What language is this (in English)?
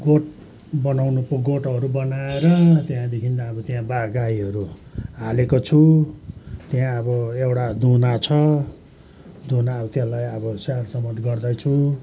Nepali